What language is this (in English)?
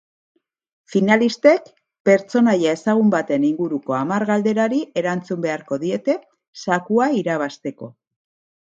Basque